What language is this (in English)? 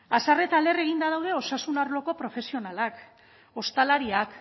Basque